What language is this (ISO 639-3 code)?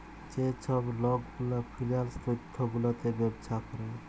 ben